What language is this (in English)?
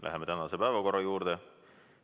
Estonian